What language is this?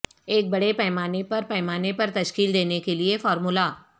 Urdu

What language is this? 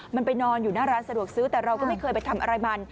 Thai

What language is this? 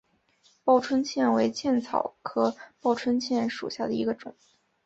Chinese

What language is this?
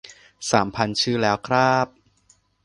Thai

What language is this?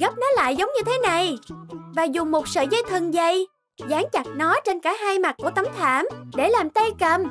Vietnamese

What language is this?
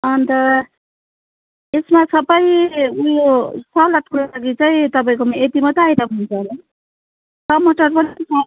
Nepali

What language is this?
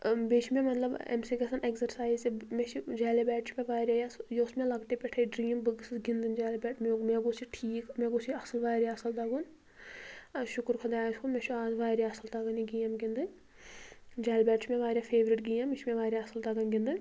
Kashmiri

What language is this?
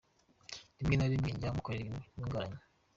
Kinyarwanda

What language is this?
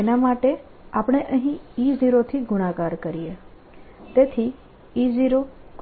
Gujarati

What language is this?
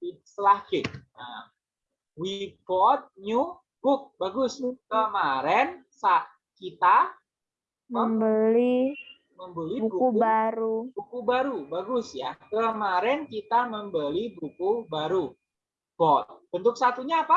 Indonesian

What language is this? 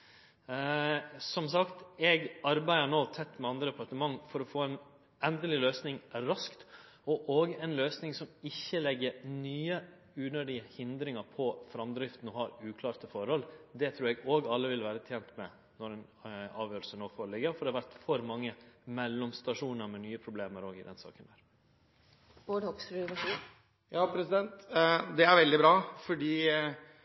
Norwegian Nynorsk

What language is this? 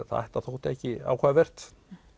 Icelandic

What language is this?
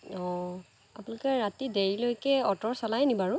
Assamese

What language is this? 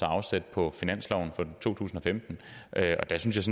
Danish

